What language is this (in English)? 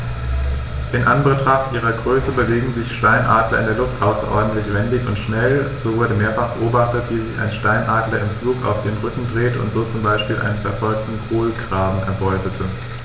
German